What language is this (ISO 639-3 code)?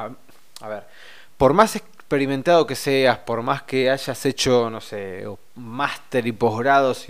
spa